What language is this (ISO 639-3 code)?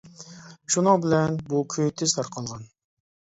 uig